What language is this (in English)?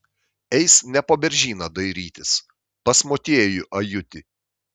Lithuanian